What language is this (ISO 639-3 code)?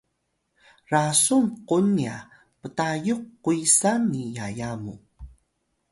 tay